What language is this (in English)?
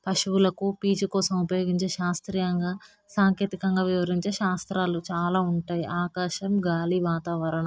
Telugu